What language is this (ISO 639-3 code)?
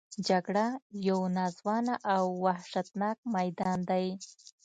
pus